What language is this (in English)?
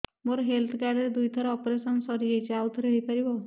Odia